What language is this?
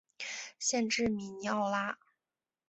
Chinese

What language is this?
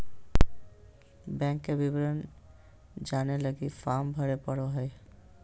Magahi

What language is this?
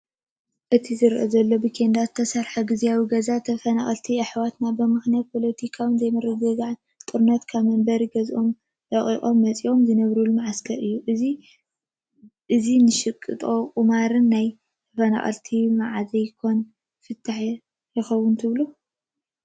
Tigrinya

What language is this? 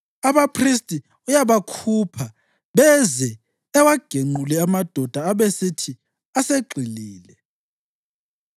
North Ndebele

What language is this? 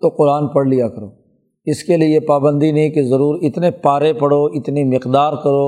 Urdu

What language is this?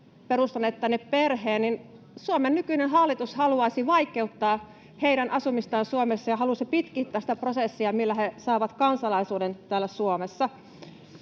Finnish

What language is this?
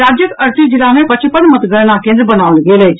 Maithili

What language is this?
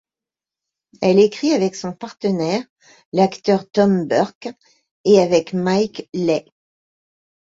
French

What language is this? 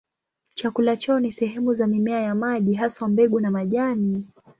Swahili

